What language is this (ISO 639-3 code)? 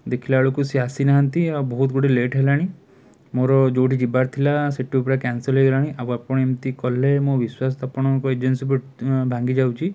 ori